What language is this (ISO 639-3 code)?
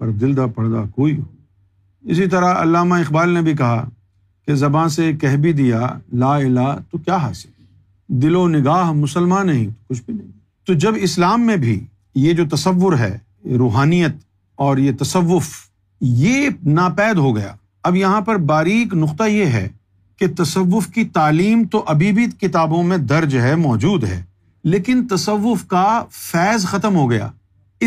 urd